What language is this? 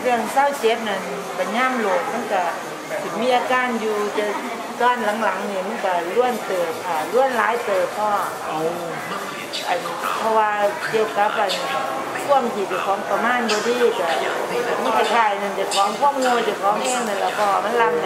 Thai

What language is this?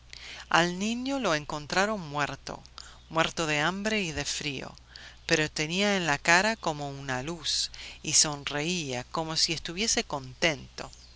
Spanish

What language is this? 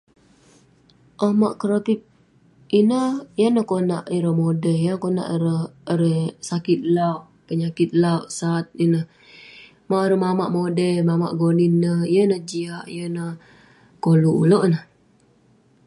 Western Penan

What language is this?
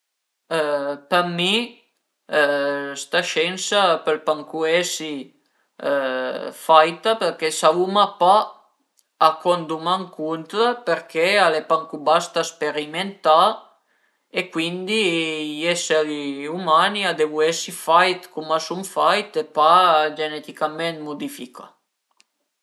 Piedmontese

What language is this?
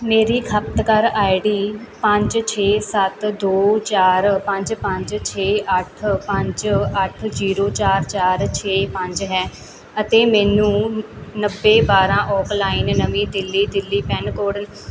Punjabi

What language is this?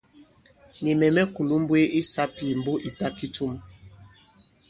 Bankon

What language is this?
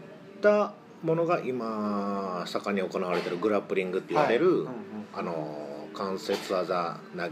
Japanese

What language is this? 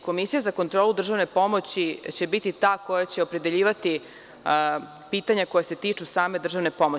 Serbian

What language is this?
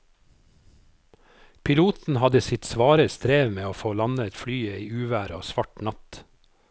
Norwegian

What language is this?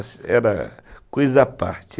Portuguese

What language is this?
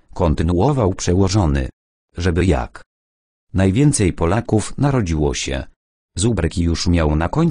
Polish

